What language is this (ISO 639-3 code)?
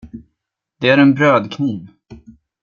swe